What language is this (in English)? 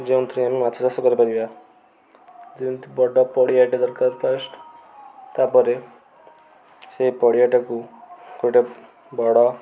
Odia